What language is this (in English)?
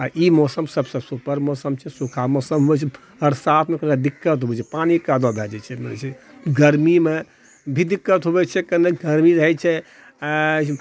Maithili